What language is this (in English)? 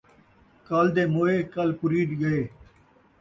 Saraiki